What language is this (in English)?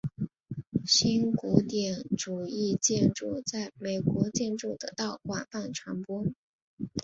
Chinese